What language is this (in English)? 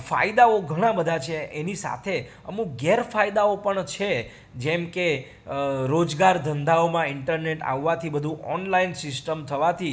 Gujarati